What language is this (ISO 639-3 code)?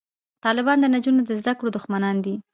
pus